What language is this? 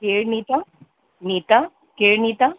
Sindhi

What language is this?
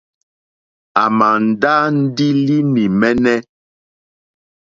Mokpwe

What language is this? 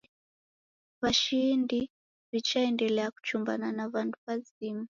Taita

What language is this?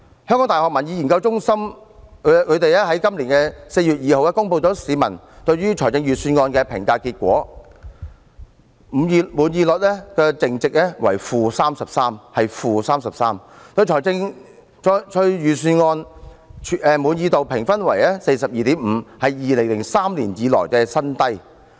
Cantonese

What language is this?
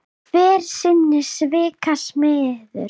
Icelandic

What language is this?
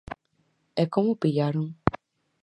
Galician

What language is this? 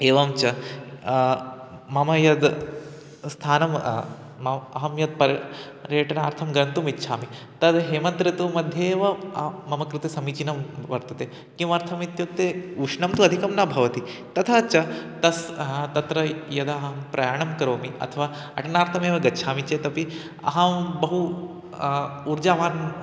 Sanskrit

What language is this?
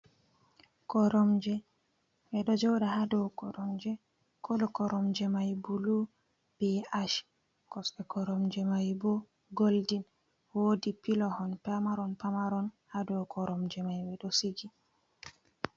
Fula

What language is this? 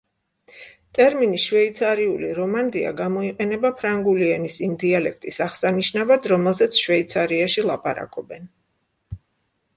Georgian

